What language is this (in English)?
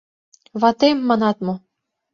Mari